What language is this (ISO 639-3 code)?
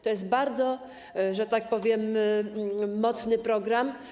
pol